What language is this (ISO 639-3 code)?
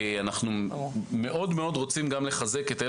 heb